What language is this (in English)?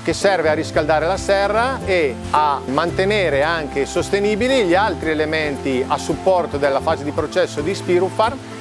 Italian